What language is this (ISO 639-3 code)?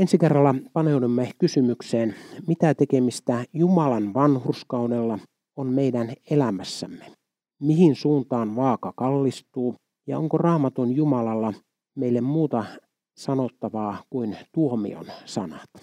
fin